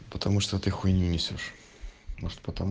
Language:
Russian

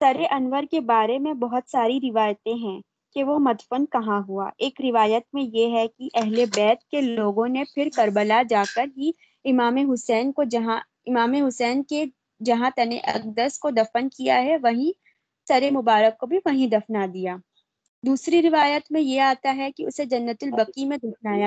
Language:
Urdu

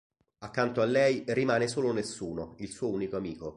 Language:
Italian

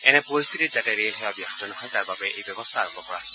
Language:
Assamese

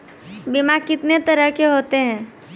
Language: Maithili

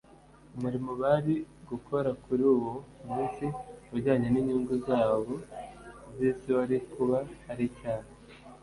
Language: Kinyarwanda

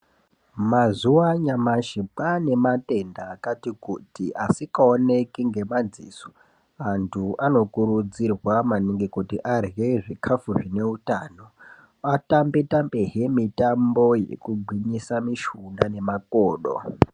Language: Ndau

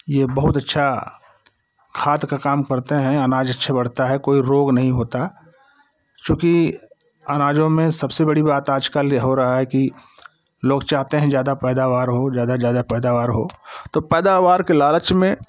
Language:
Hindi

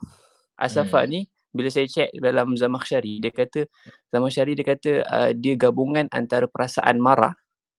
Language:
Malay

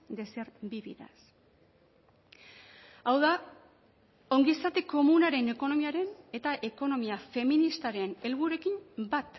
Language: Basque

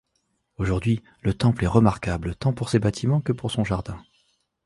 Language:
French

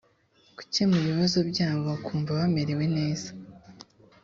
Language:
Kinyarwanda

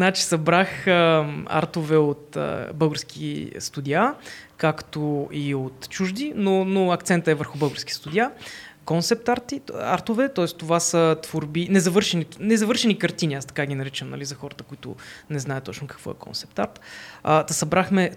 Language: Bulgarian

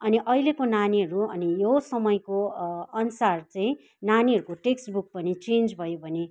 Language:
Nepali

